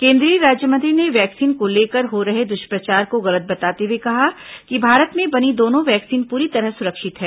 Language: Hindi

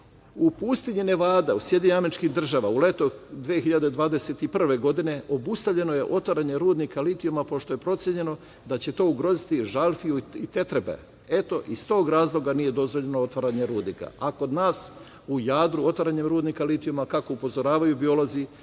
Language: Serbian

